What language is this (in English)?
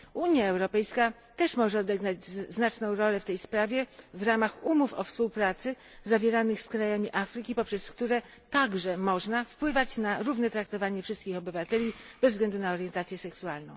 Polish